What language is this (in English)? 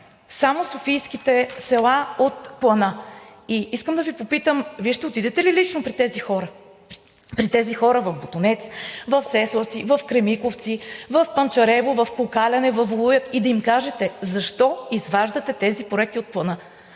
Bulgarian